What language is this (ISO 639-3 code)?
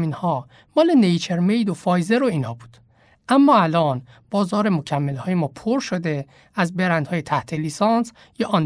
fas